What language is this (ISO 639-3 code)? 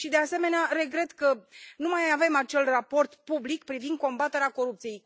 ron